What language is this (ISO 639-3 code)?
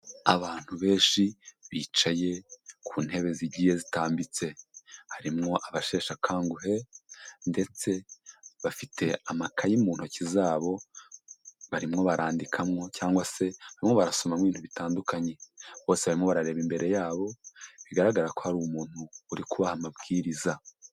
kin